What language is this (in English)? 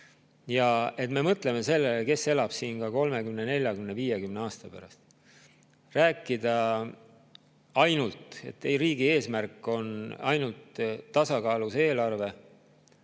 Estonian